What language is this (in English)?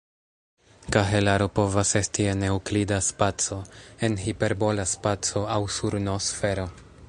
Esperanto